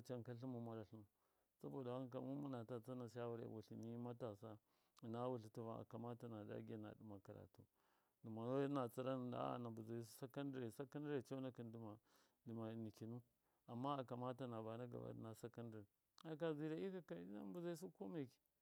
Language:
Miya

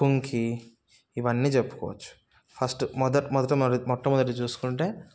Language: Telugu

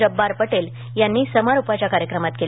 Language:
Marathi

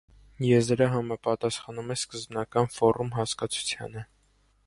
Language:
Armenian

